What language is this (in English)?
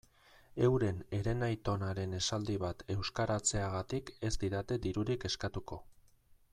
Basque